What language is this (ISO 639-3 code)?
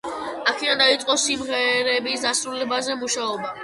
kat